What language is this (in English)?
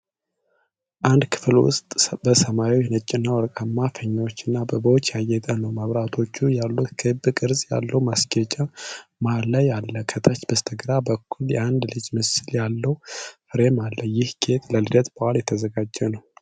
Amharic